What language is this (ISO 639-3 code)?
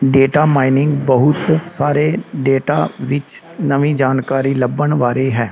pan